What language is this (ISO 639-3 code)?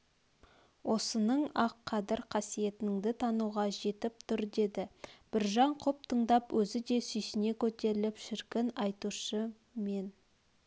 kaz